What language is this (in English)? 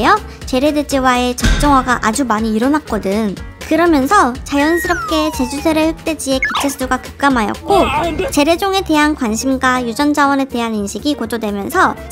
Korean